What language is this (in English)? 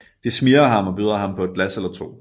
Danish